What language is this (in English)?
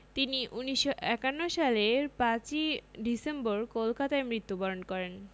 Bangla